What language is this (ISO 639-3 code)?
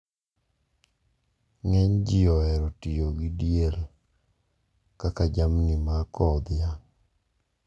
luo